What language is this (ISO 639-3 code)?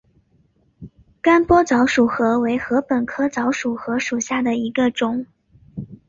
zho